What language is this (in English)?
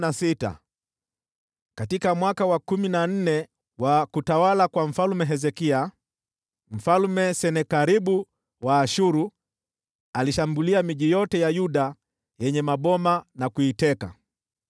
Swahili